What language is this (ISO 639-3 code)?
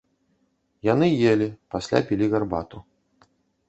bel